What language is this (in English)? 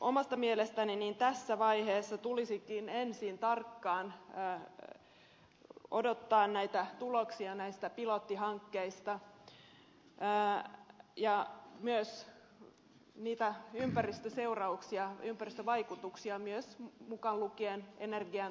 Finnish